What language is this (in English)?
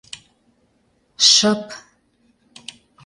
Mari